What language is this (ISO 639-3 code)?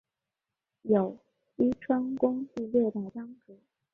zho